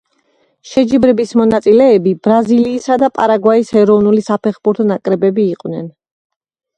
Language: Georgian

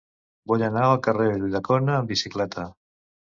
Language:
Catalan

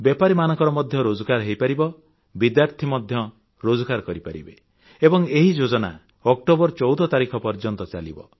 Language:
Odia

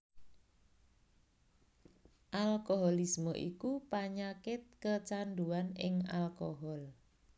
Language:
Javanese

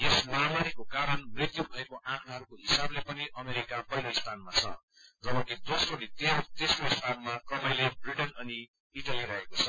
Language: Nepali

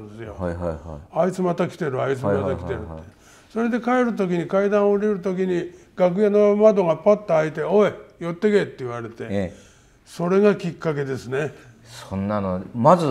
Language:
Japanese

